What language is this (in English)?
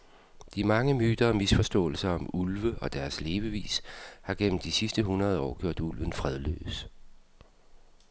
Danish